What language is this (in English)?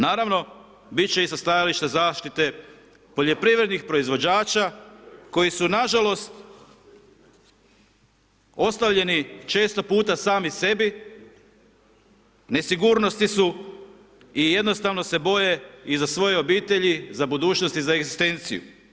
Croatian